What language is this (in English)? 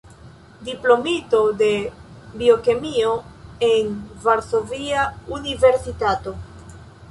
Esperanto